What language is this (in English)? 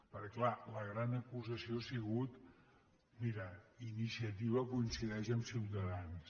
Catalan